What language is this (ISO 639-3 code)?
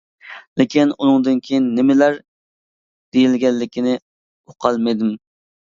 uig